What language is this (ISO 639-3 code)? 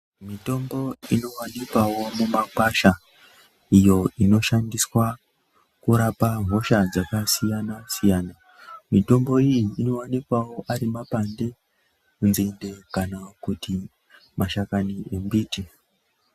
ndc